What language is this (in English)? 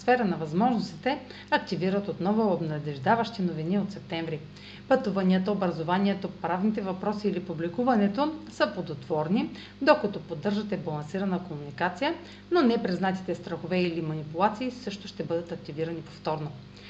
Bulgarian